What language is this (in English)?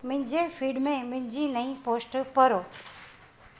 Sindhi